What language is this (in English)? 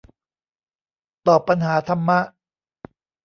Thai